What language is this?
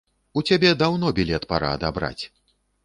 Belarusian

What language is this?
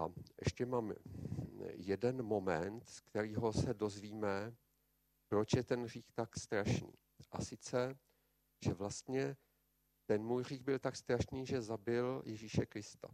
Czech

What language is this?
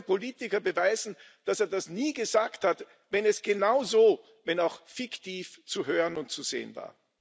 German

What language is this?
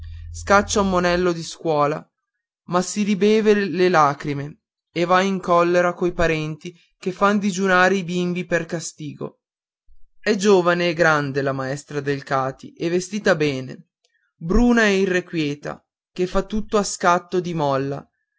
Italian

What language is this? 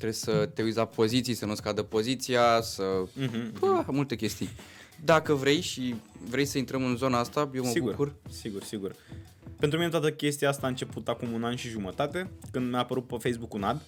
Romanian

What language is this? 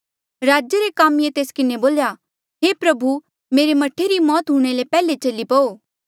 Mandeali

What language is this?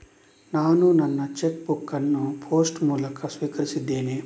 Kannada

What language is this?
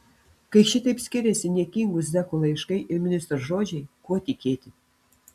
Lithuanian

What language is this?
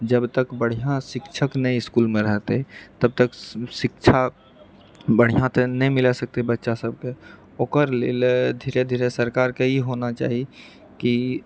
Maithili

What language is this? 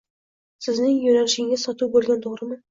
Uzbek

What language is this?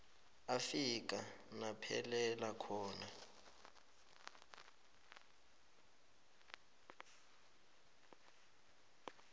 South Ndebele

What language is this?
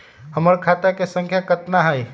Magahi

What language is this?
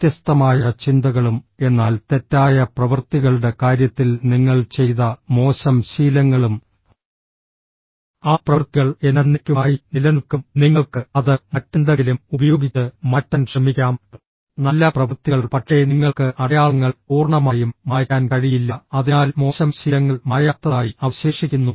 Malayalam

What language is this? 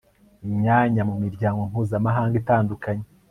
Kinyarwanda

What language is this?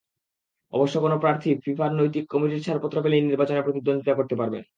Bangla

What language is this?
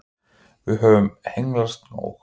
Icelandic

